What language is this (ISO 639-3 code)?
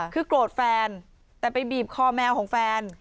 tha